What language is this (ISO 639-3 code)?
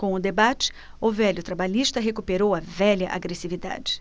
por